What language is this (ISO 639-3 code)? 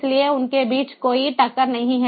hin